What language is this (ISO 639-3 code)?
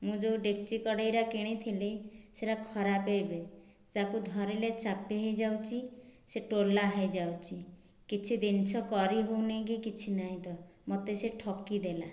ori